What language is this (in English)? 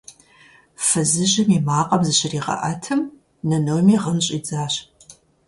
Kabardian